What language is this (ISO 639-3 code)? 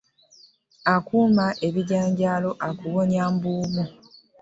lug